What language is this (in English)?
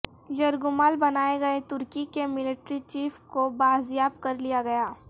Urdu